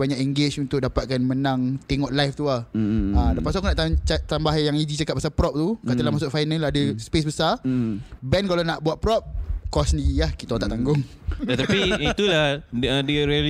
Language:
Malay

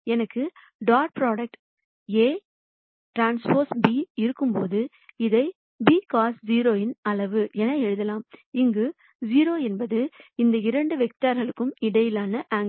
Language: Tamil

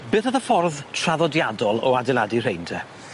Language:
Welsh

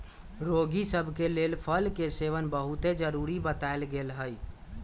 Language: Magahi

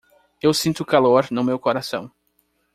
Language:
Portuguese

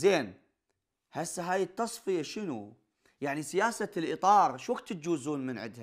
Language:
Arabic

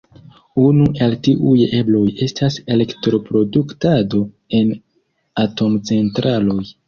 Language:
Esperanto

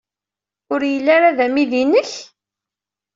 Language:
Kabyle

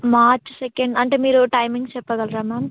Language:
Telugu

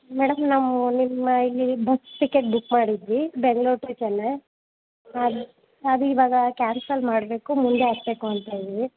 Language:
Kannada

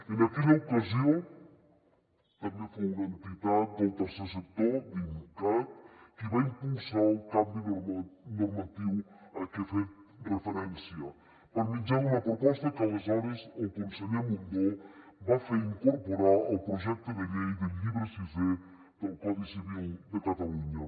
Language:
Catalan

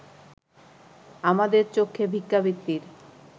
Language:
Bangla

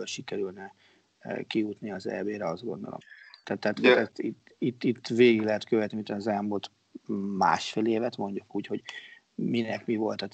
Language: Hungarian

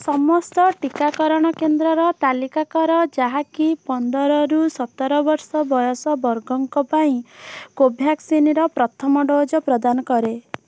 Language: Odia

